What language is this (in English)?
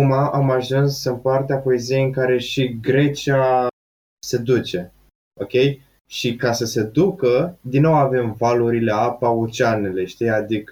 Romanian